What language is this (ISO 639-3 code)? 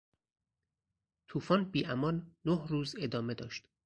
fas